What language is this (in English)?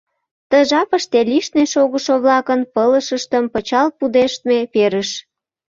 Mari